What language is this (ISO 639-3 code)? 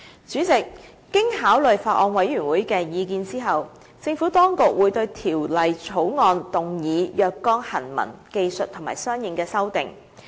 yue